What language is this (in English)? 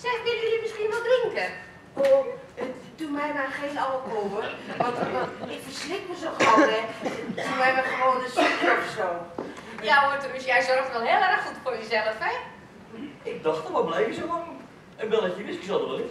Dutch